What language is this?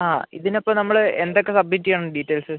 Malayalam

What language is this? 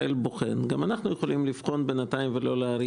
Hebrew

